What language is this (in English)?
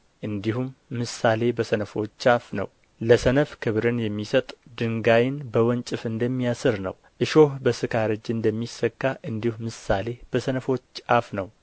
Amharic